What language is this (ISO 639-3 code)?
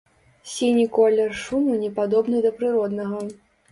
bel